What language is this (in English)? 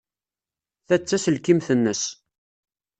Kabyle